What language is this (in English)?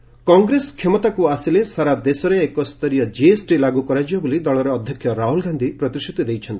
Odia